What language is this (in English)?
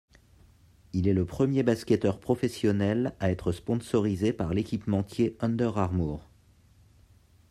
French